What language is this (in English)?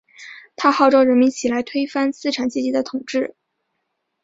Chinese